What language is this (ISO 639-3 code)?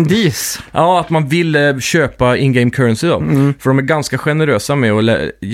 swe